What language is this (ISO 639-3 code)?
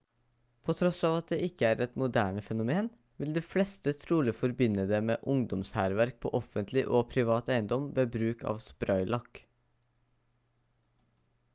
nob